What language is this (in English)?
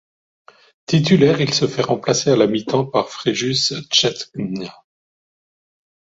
French